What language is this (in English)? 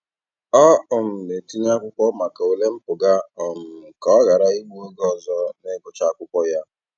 Igbo